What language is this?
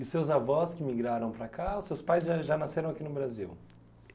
Portuguese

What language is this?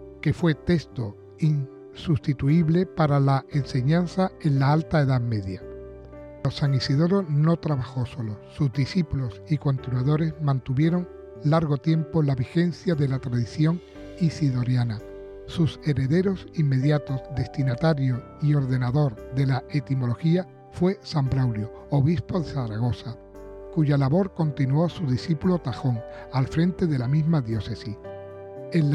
Spanish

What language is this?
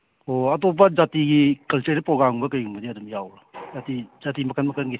Manipuri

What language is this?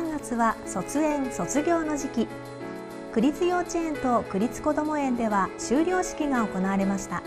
Japanese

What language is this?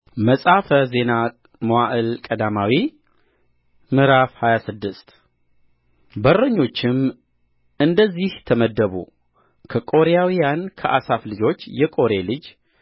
Amharic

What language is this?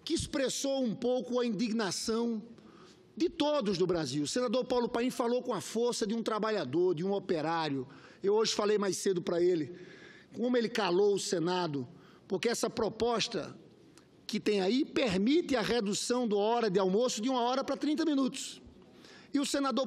Portuguese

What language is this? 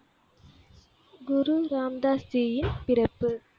Tamil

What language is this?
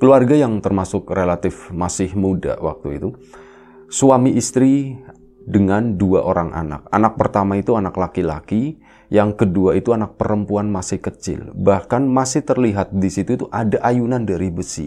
Indonesian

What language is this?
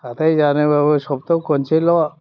Bodo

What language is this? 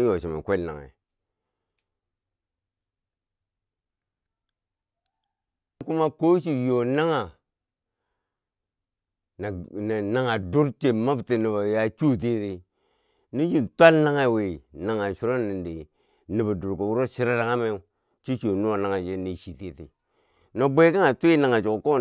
Bangwinji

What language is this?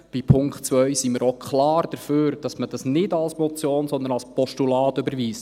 Swiss German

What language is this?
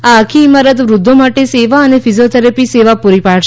Gujarati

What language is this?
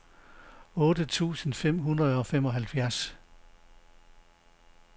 Danish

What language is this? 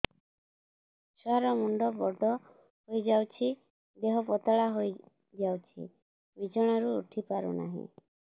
Odia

